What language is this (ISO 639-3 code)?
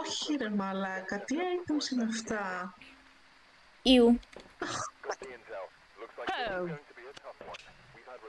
ell